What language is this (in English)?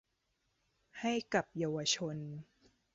Thai